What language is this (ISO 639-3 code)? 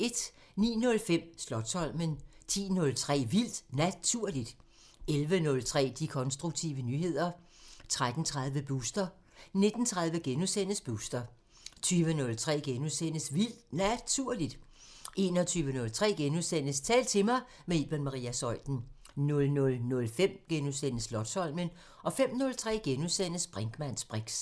dan